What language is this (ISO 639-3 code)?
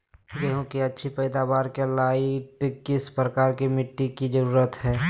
mag